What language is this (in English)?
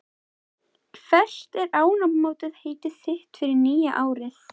Icelandic